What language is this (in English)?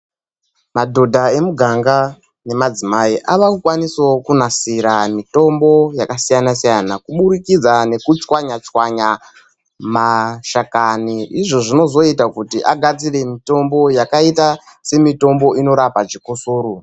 Ndau